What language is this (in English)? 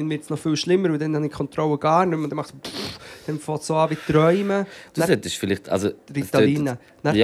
German